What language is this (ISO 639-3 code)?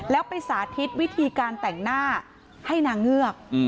tha